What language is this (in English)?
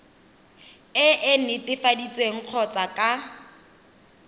Tswana